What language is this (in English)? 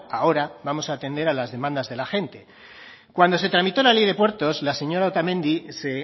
Spanish